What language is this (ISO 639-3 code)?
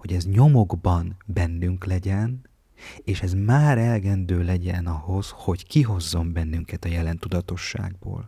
hun